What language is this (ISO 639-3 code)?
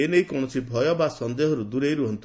ori